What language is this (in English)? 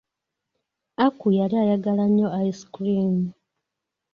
Ganda